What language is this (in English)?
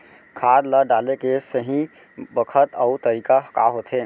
Chhattisgarhi